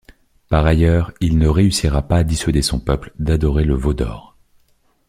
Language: French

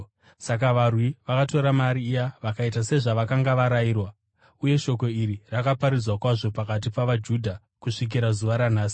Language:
Shona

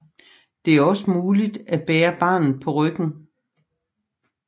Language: Danish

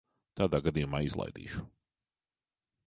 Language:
Latvian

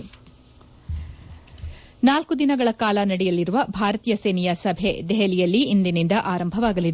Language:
Kannada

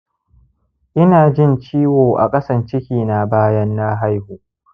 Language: Hausa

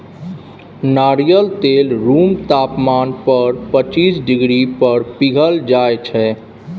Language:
Maithili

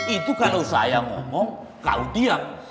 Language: Indonesian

